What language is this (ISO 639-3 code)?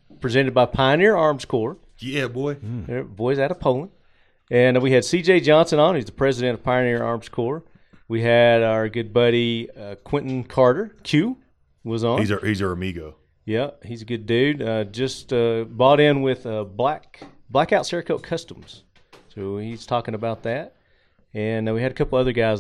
eng